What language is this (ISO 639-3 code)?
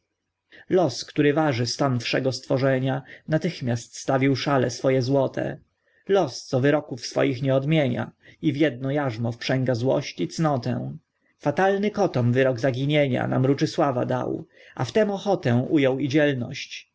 pol